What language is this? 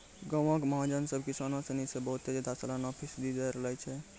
Maithili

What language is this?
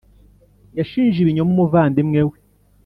Kinyarwanda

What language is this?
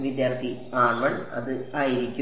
Malayalam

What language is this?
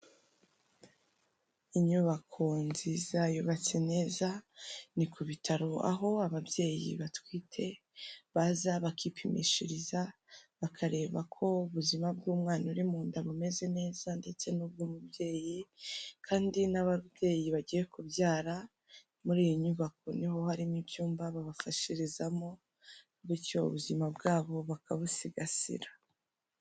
Kinyarwanda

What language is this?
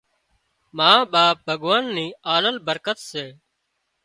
Wadiyara Koli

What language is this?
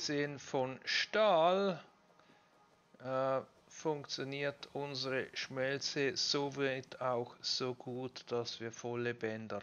German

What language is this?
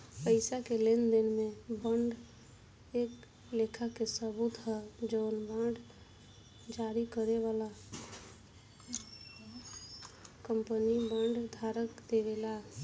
Bhojpuri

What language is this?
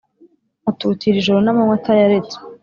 Kinyarwanda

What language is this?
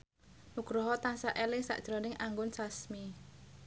Javanese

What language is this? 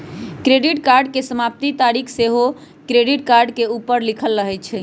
Magahi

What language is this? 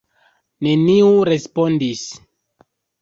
Esperanto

